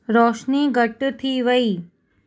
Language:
Sindhi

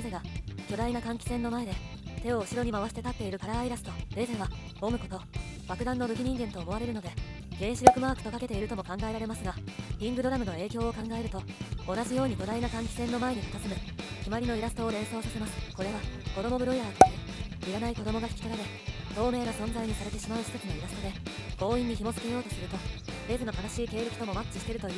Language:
Japanese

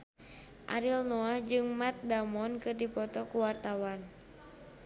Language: Sundanese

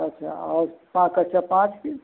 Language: Hindi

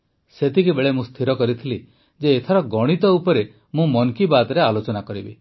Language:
Odia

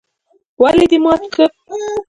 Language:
Pashto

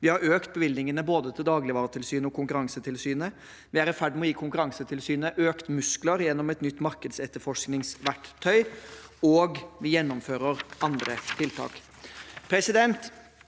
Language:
Norwegian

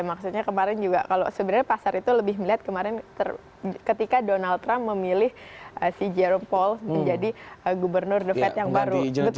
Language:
Indonesian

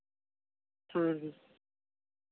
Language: Santali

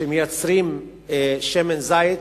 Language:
Hebrew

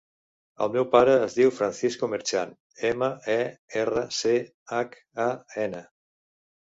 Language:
Catalan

